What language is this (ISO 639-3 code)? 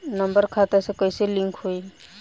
bho